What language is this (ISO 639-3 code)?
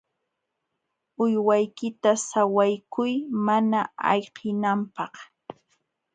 qxw